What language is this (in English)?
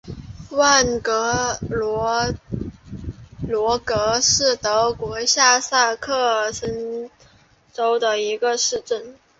Chinese